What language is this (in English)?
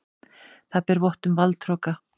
Icelandic